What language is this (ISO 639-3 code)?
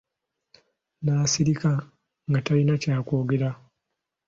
lug